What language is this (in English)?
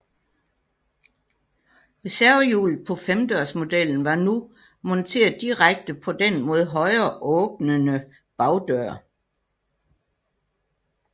Danish